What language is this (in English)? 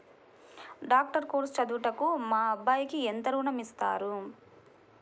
Telugu